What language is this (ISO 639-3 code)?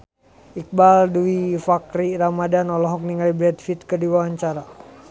sun